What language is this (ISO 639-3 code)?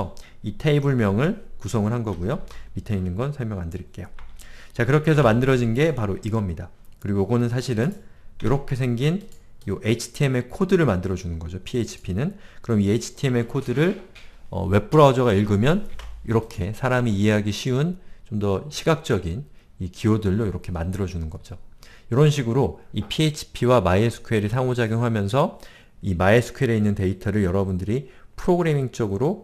kor